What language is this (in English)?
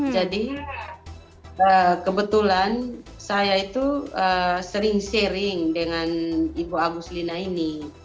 Indonesian